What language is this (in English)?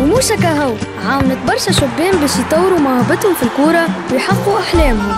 Arabic